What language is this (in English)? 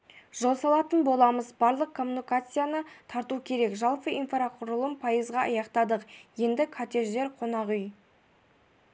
Kazakh